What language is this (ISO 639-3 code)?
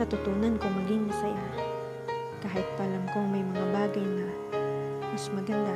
fil